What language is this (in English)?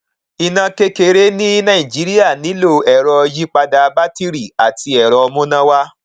Yoruba